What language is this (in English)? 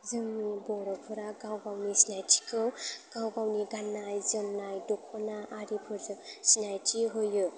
Bodo